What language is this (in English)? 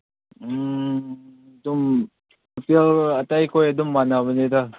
Manipuri